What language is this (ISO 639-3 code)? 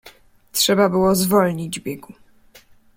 pol